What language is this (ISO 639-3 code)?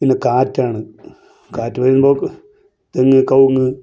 mal